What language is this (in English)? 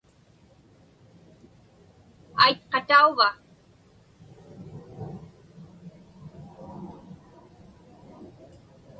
Inupiaq